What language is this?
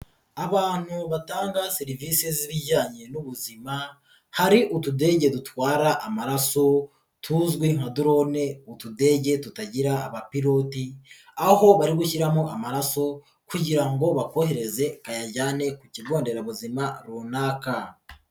Kinyarwanda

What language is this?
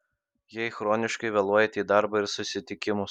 Lithuanian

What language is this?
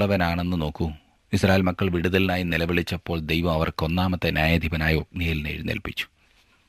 Malayalam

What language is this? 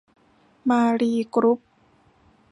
Thai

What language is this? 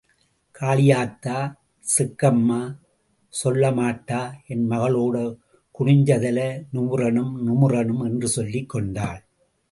Tamil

